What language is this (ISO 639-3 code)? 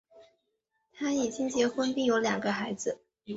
zho